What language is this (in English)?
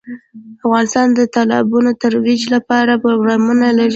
Pashto